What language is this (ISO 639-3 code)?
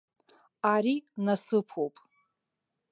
abk